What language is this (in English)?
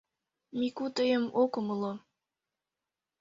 Mari